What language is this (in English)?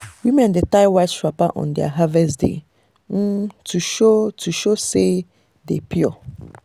Nigerian Pidgin